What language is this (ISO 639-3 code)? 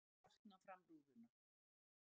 isl